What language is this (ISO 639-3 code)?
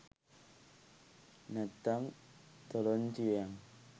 sin